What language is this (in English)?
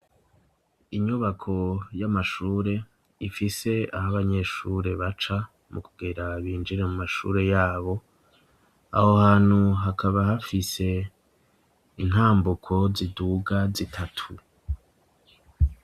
Rundi